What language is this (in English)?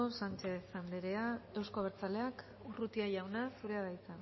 Basque